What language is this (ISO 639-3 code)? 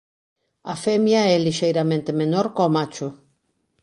glg